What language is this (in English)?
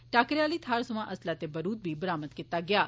Dogri